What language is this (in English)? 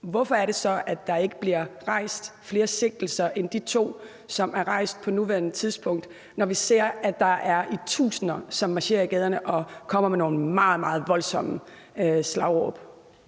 Danish